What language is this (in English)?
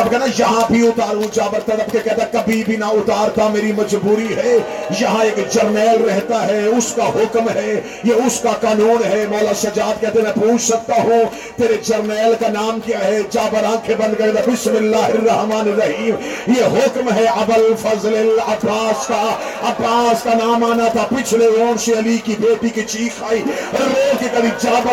Urdu